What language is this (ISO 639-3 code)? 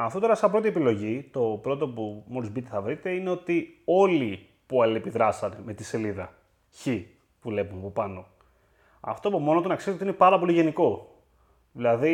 ell